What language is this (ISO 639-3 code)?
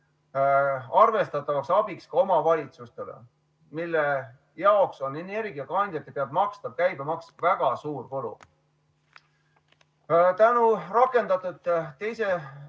est